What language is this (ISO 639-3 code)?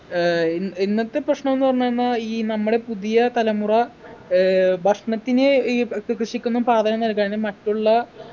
mal